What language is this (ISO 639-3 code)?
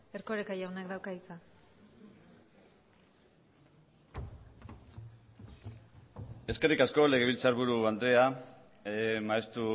eus